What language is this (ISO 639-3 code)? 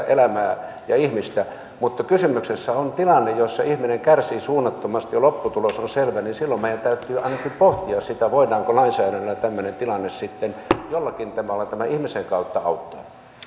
fin